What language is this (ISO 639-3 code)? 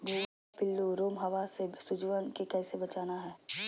mag